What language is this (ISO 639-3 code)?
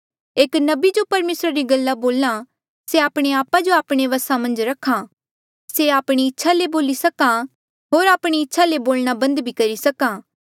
mjl